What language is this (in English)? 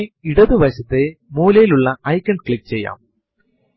Malayalam